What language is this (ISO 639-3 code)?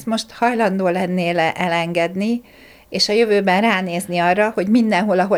hun